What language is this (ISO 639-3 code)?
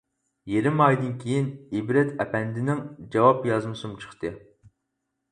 uig